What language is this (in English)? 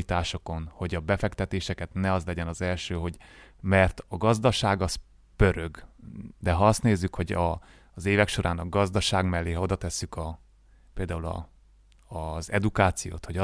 Hungarian